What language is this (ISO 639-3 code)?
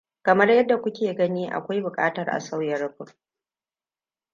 hau